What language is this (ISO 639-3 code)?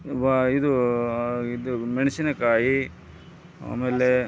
kan